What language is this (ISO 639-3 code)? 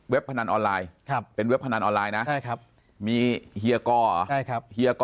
tha